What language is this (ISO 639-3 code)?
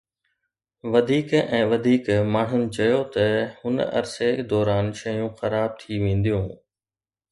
snd